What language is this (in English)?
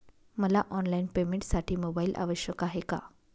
Marathi